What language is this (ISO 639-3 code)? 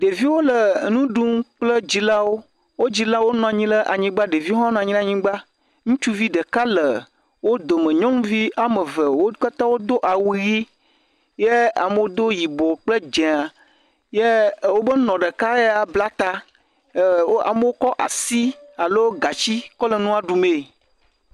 ewe